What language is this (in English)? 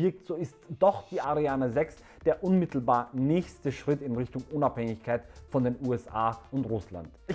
German